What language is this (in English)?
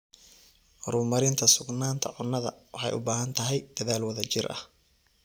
Somali